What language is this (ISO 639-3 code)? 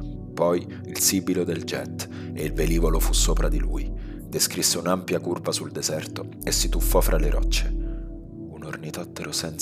ita